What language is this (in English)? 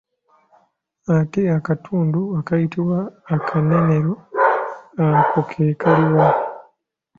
Ganda